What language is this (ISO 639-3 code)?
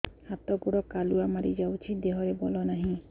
ori